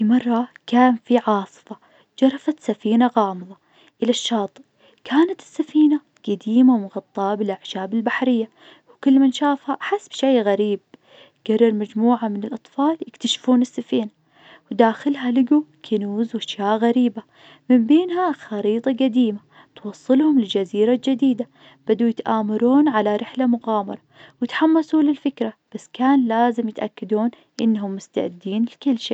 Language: Najdi Arabic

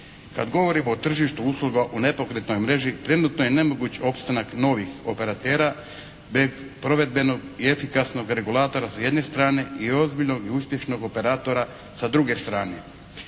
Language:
Croatian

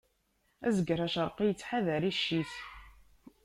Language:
Kabyle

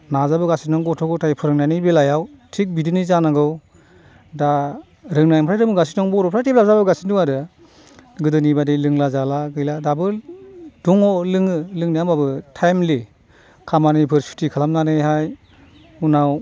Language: Bodo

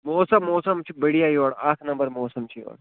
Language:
Kashmiri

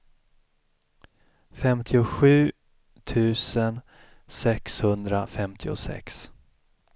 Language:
Swedish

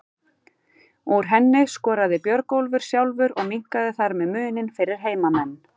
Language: Icelandic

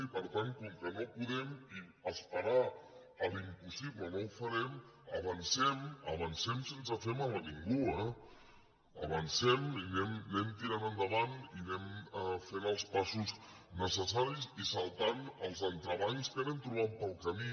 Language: Catalan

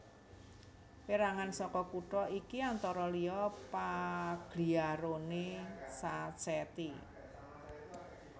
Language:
Javanese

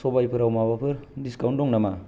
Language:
Bodo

